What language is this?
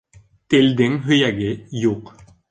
Bashkir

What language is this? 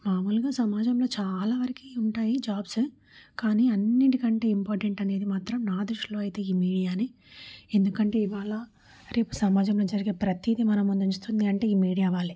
Telugu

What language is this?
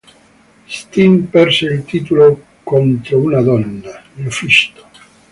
Italian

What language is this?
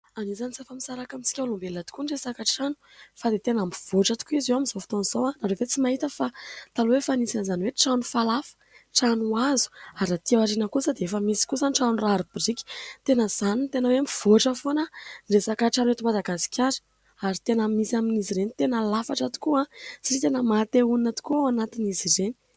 Malagasy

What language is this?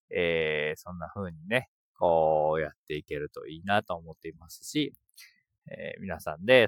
Japanese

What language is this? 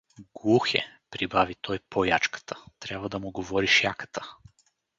Bulgarian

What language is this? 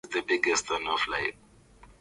Swahili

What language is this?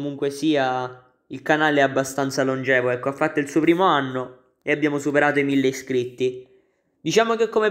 Italian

